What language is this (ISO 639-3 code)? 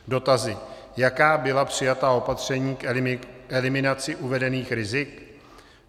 ces